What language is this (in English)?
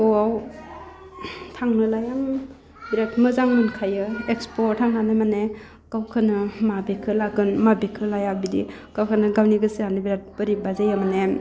Bodo